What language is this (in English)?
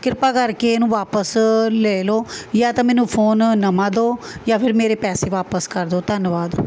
Punjabi